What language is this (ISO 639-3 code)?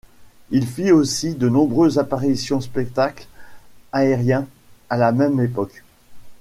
fra